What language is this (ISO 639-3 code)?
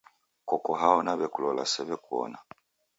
dav